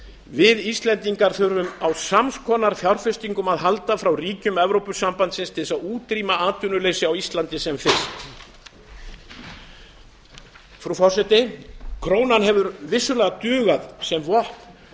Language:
Icelandic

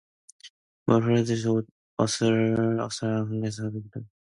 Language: Korean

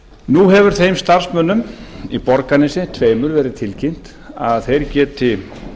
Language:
Icelandic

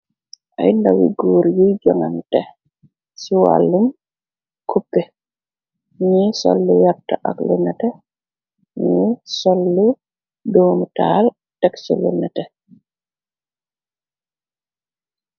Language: Wolof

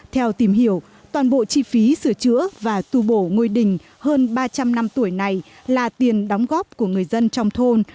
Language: Vietnamese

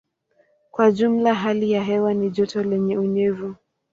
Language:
Swahili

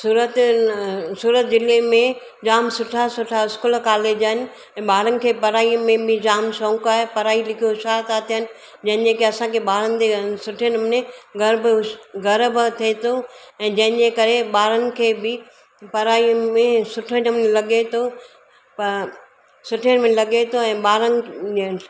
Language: Sindhi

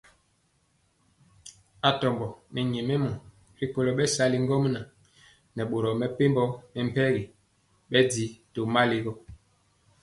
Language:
Mpiemo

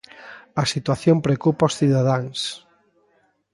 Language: Galician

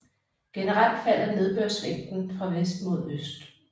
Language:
Danish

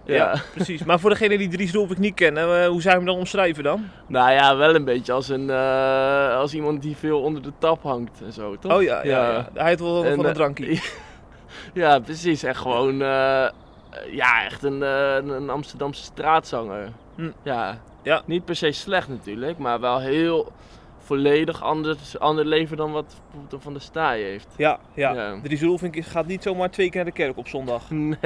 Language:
Dutch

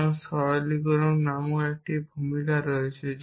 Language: Bangla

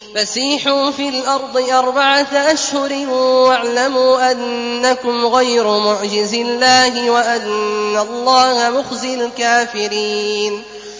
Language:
Arabic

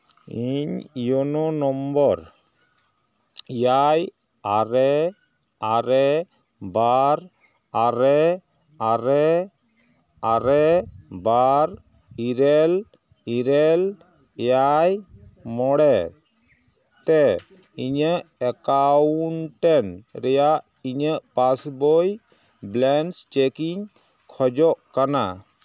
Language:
Santali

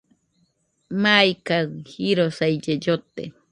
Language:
Nüpode Huitoto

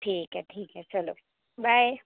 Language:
Marathi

